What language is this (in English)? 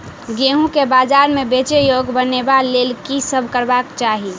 Maithili